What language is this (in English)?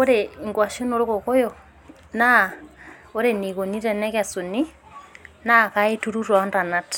Masai